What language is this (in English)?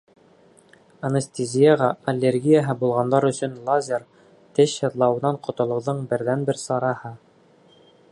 Bashkir